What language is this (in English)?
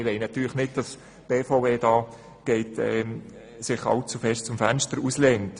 Swiss German